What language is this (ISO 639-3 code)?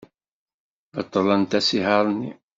kab